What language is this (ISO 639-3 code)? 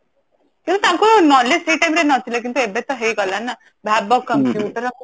ori